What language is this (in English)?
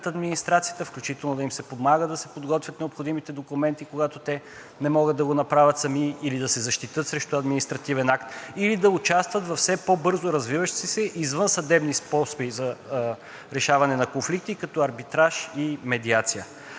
Bulgarian